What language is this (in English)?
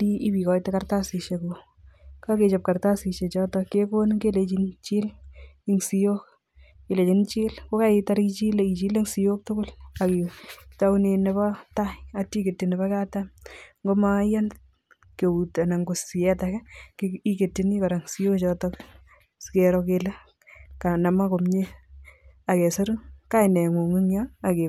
Kalenjin